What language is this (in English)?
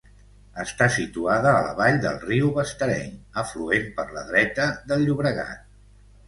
Catalan